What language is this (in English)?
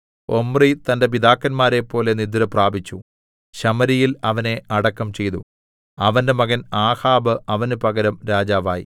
Malayalam